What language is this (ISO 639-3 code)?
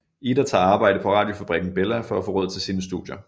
dan